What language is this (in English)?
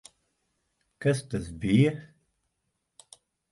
Latvian